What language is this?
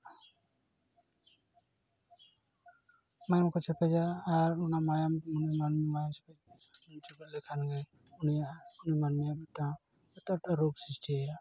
Santali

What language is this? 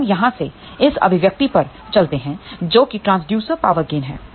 Hindi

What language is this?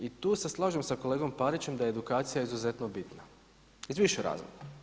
Croatian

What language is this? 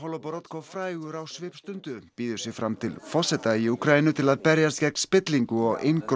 Icelandic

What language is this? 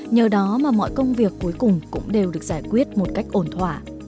Vietnamese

